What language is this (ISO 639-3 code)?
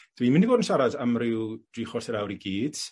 cym